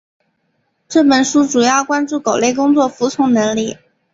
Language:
Chinese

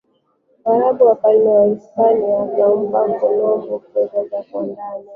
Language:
Swahili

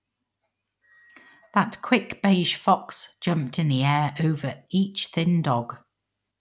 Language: English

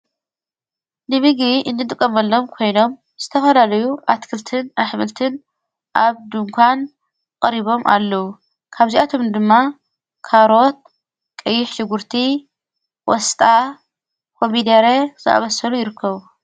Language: Tigrinya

